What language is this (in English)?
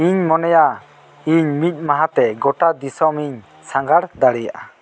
Santali